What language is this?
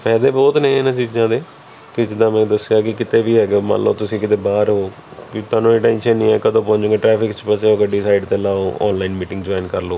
Punjabi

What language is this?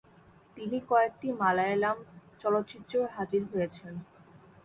Bangla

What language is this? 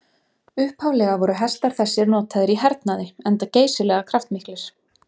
Icelandic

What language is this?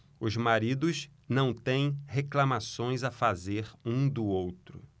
Portuguese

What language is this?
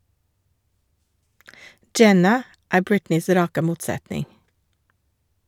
Norwegian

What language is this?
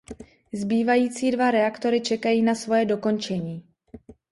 Czech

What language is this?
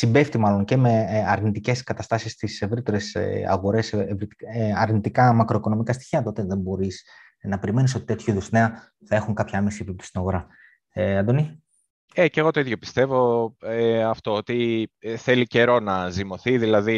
Greek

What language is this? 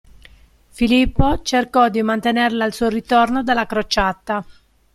Italian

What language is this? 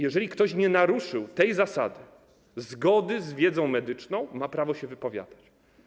Polish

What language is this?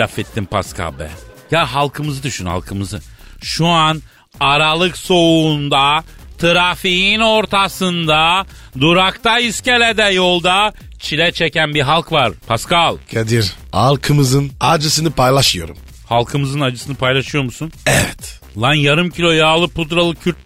Turkish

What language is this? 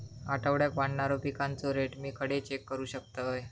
Marathi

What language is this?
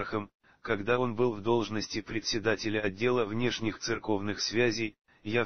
Russian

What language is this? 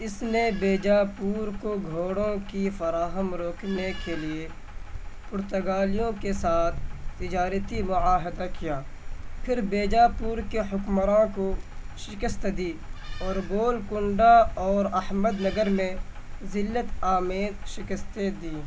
Urdu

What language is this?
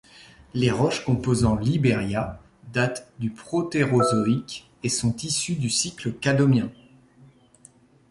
French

